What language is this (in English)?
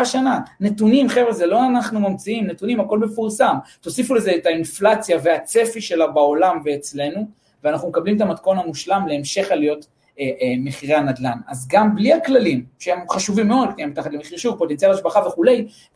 Hebrew